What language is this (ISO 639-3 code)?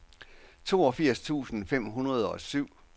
dan